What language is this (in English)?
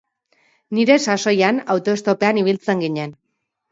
Basque